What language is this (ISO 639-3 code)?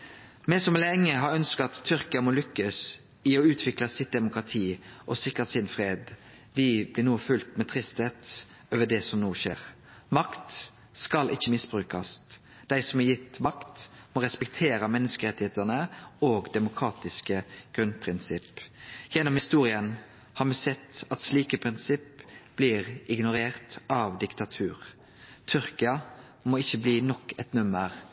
nno